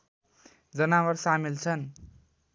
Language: Nepali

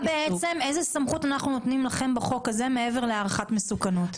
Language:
Hebrew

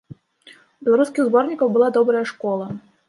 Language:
Belarusian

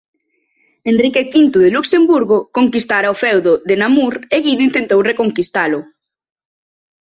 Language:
Galician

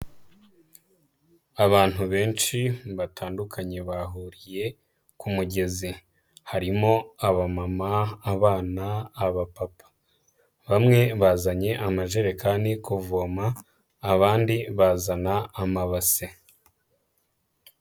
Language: Kinyarwanda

